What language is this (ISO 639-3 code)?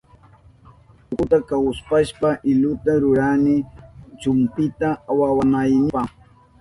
qup